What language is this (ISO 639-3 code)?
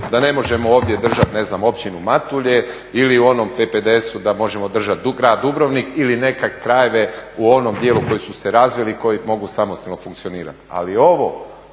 hrv